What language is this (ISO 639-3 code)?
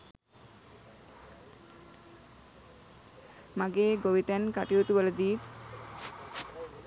sin